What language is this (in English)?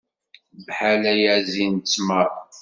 Kabyle